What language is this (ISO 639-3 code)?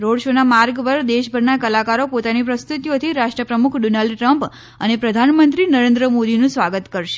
guj